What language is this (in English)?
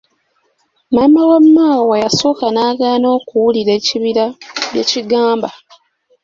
Ganda